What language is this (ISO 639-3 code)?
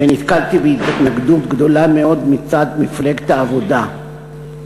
heb